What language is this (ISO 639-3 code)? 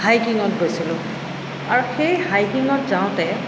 asm